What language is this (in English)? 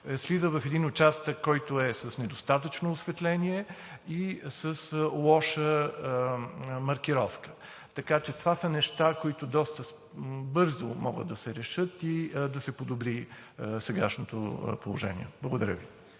Bulgarian